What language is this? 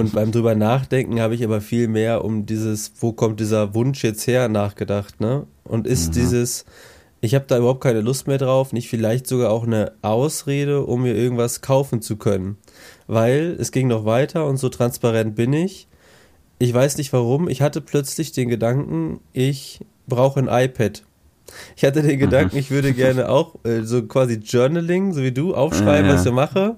German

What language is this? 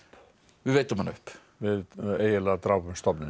Icelandic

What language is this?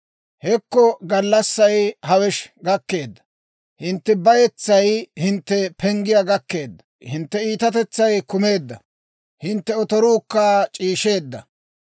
Dawro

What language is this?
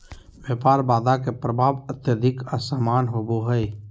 Magahi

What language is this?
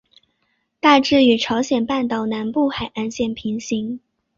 Chinese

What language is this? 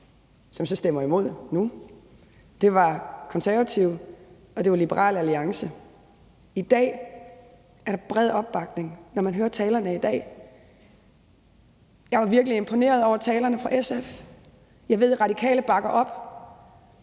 Danish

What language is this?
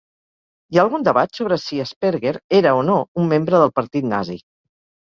Catalan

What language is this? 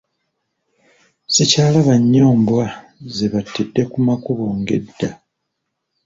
Ganda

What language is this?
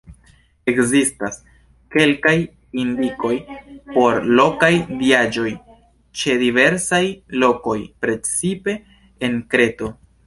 Esperanto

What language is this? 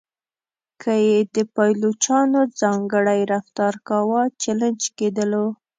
Pashto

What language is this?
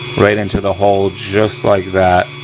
English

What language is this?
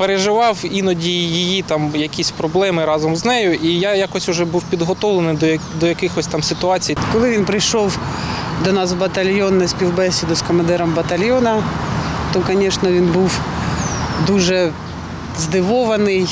Ukrainian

